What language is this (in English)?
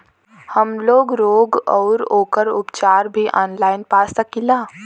Bhojpuri